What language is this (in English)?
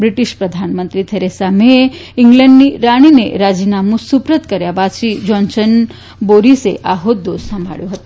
Gujarati